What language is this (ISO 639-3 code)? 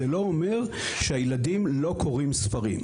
heb